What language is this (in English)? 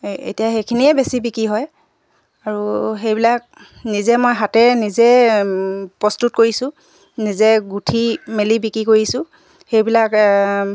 Assamese